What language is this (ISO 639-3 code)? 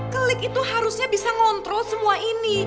ind